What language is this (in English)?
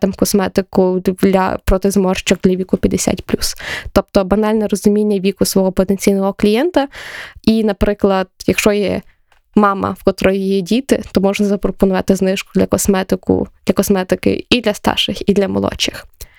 Ukrainian